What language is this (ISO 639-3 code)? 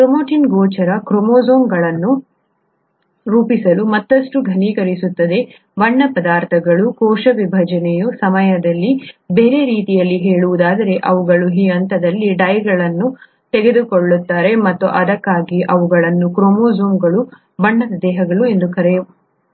kan